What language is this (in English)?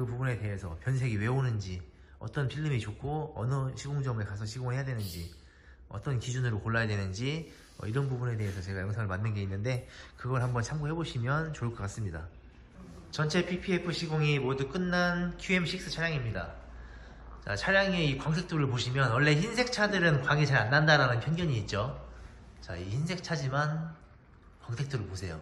Korean